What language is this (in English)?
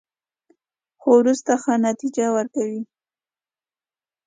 Pashto